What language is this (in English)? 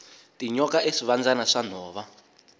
Tsonga